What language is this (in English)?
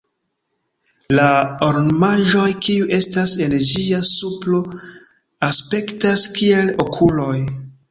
Esperanto